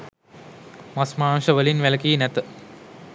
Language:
Sinhala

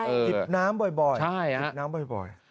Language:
Thai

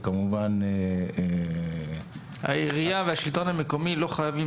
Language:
Hebrew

